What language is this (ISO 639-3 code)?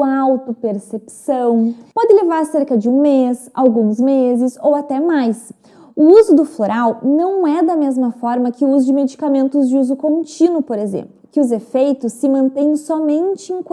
por